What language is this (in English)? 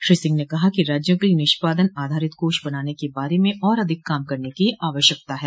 Hindi